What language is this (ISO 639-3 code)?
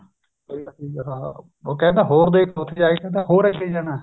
pan